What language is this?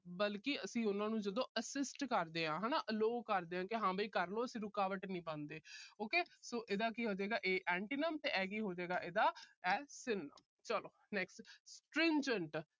Punjabi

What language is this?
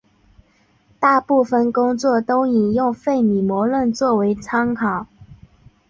Chinese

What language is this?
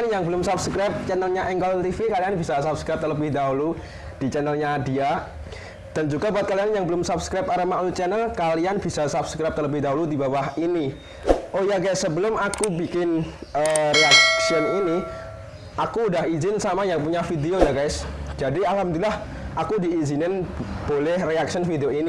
Indonesian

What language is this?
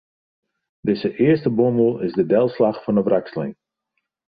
Western Frisian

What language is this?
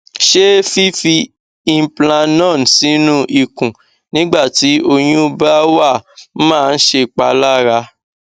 Yoruba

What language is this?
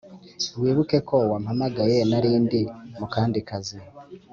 Kinyarwanda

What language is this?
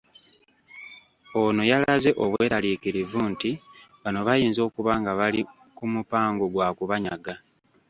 Ganda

